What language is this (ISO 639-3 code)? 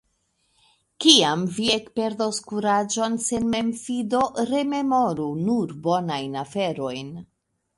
epo